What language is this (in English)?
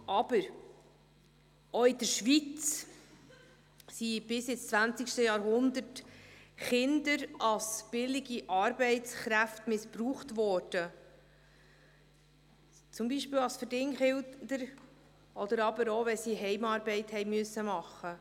Swiss German